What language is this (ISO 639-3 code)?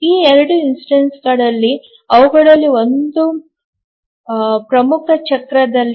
kan